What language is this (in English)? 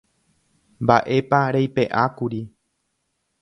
Guarani